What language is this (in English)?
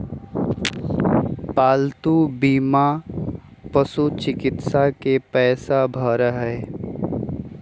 Magahi